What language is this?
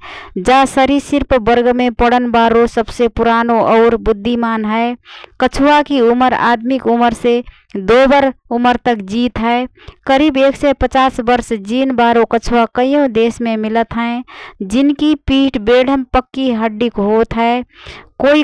Rana Tharu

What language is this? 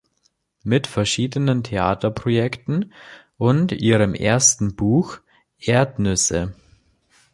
German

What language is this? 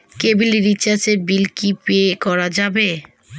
Bangla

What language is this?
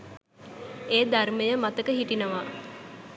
Sinhala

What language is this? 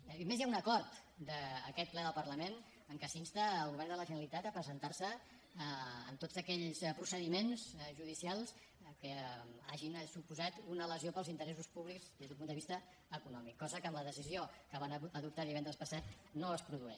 Catalan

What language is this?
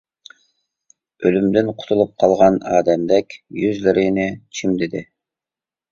Uyghur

